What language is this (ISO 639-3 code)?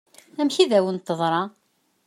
kab